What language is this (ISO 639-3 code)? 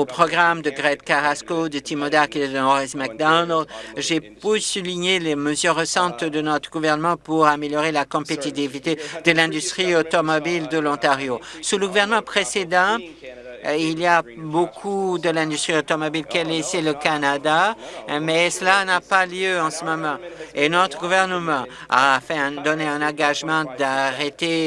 fra